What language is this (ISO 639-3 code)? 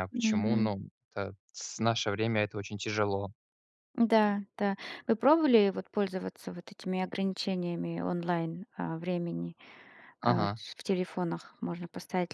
rus